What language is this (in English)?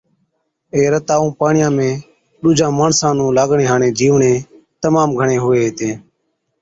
Od